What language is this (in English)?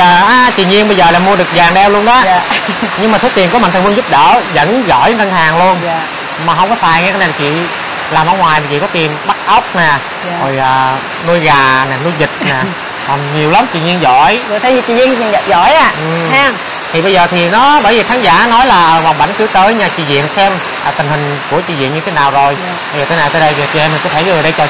Vietnamese